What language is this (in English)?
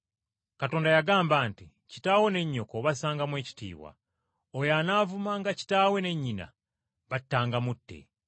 Ganda